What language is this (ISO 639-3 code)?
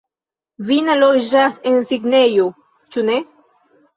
epo